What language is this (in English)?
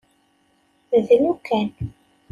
Kabyle